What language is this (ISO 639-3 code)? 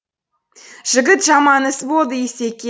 kaz